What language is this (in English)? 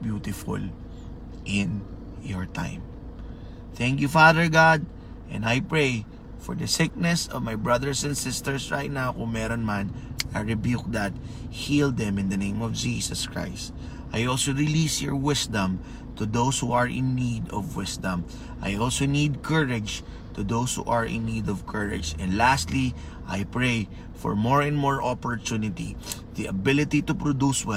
Filipino